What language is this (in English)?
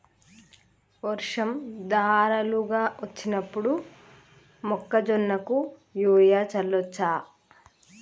Telugu